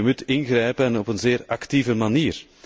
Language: Dutch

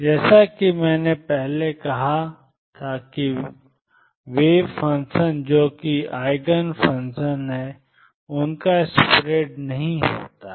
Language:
Hindi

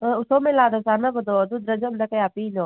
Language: Manipuri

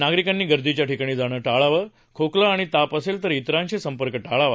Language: Marathi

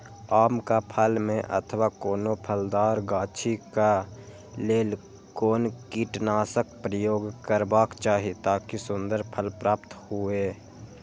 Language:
Maithili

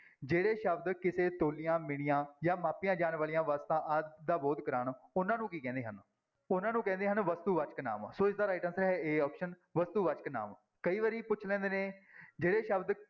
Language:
Punjabi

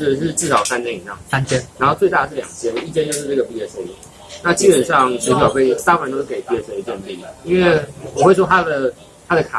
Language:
Chinese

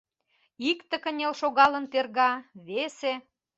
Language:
Mari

